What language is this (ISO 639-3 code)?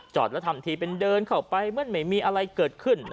tha